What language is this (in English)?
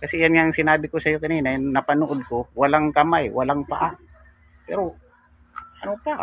Filipino